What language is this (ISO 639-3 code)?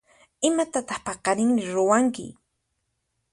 qxp